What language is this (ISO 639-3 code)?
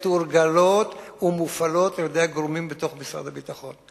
heb